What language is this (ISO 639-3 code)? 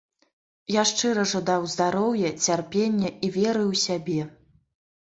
bel